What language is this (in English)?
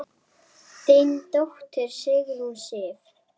Icelandic